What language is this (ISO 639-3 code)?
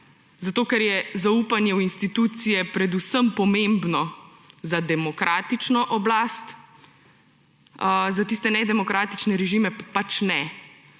slv